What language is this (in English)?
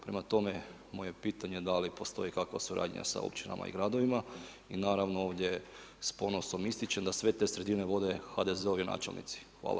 Croatian